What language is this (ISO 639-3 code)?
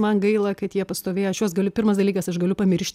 lit